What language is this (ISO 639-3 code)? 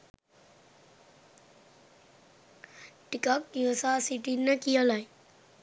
sin